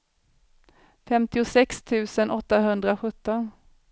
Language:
Swedish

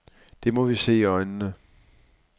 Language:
Danish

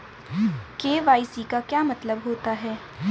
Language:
Hindi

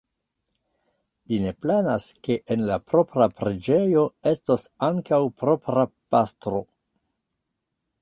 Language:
Esperanto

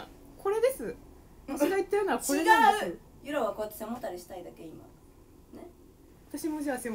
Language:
Japanese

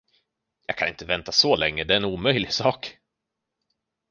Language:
Swedish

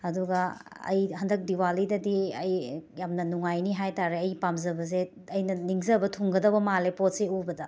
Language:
Manipuri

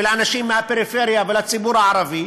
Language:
Hebrew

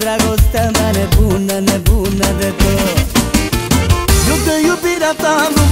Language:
Romanian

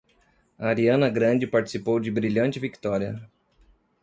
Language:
Portuguese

